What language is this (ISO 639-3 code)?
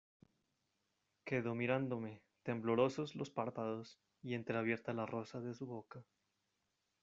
spa